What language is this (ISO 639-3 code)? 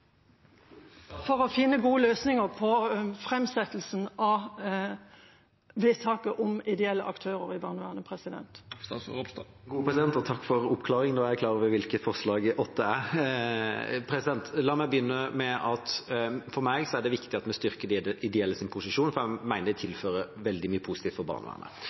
nob